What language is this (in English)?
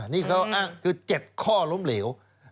Thai